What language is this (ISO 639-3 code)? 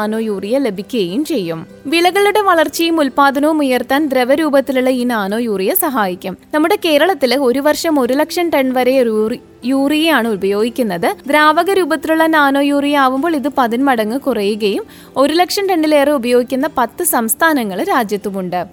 mal